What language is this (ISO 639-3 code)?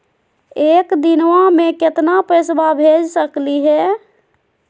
mag